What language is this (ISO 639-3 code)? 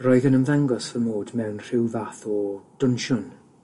cym